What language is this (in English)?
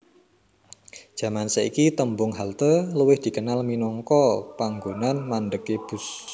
Javanese